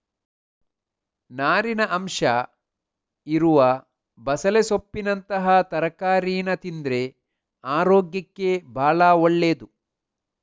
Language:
Kannada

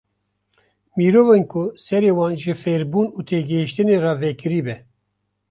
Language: Kurdish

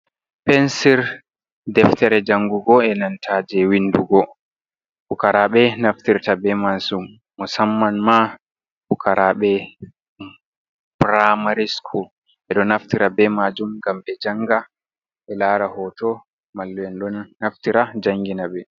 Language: Fula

